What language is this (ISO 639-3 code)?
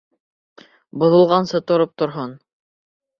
bak